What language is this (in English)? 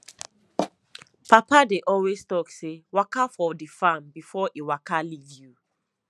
Nigerian Pidgin